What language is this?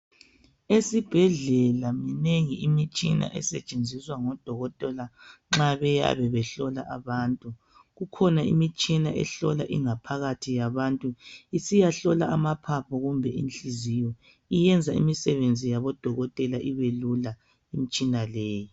North Ndebele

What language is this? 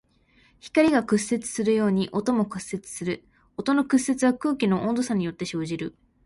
Japanese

